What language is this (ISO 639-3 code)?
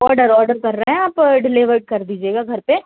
hin